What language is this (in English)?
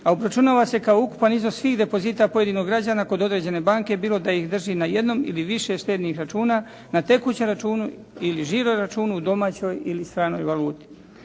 Croatian